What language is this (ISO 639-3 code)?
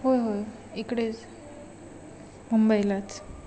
mar